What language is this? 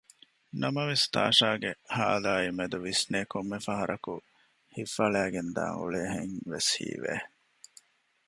Divehi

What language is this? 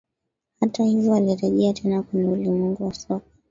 Swahili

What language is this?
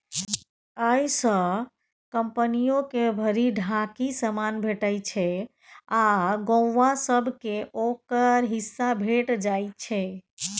Maithili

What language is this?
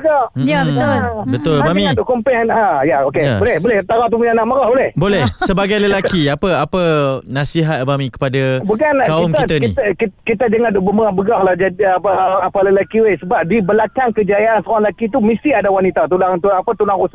Malay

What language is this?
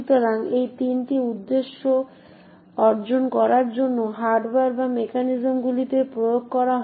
Bangla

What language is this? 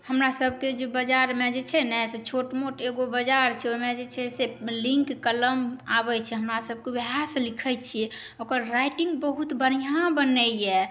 Maithili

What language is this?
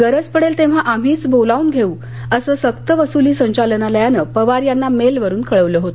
Marathi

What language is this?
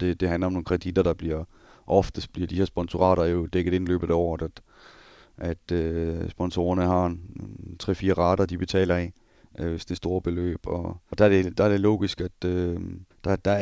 Danish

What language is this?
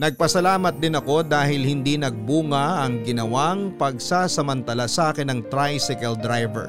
Filipino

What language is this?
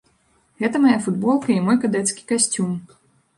Belarusian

